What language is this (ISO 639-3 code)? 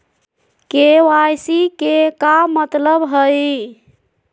mag